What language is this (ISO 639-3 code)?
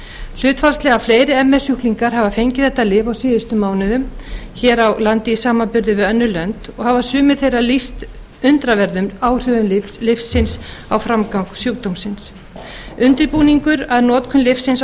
isl